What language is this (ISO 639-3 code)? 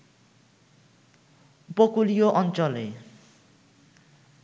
ben